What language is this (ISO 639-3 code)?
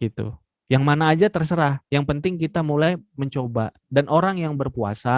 ind